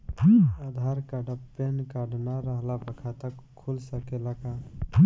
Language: Bhojpuri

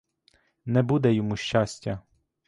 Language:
Ukrainian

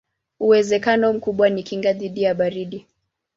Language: Swahili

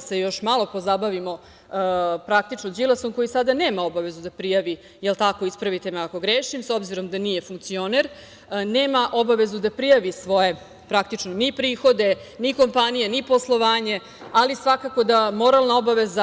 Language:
Serbian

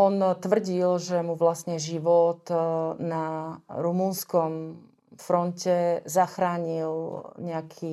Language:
Slovak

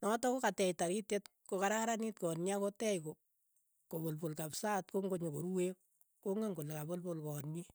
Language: Keiyo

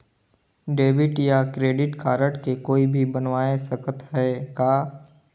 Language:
Chhattisgarhi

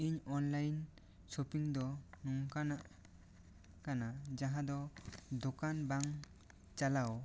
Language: Santali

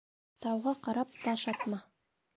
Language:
Bashkir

